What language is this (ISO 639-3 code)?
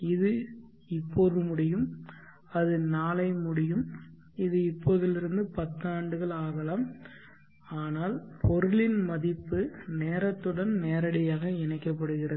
tam